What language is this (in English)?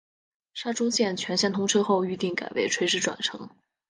Chinese